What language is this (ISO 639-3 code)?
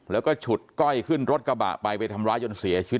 tha